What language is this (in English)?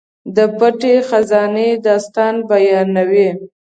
Pashto